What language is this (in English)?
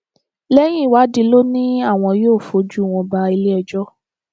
Yoruba